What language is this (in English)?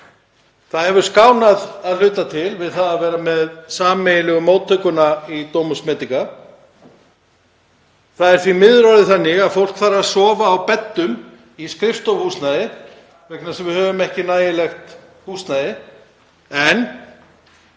Icelandic